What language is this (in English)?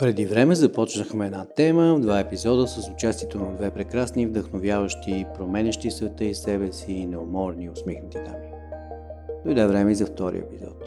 Bulgarian